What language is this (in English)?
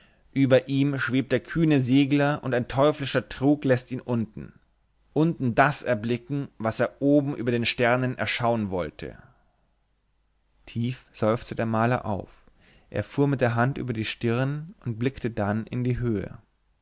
German